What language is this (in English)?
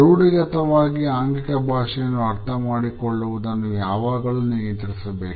Kannada